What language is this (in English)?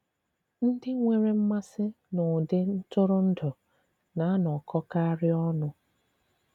Igbo